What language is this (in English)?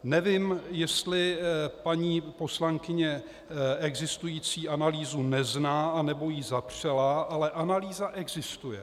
Czech